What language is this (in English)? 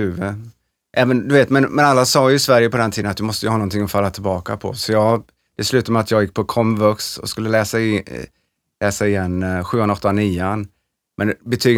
Swedish